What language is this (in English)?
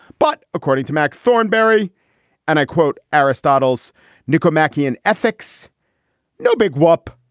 English